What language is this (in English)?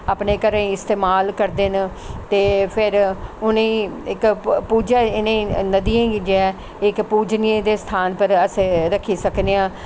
Dogri